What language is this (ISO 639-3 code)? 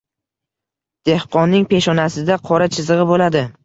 uzb